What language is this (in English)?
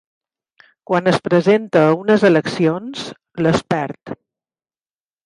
Catalan